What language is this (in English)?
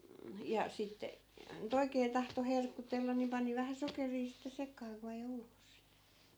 Finnish